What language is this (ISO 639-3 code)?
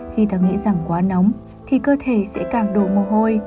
vie